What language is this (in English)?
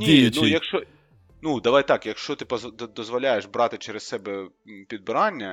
Ukrainian